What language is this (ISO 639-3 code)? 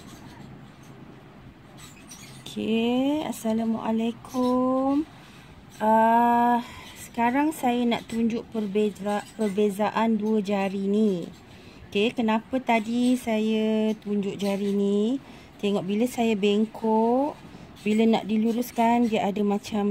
msa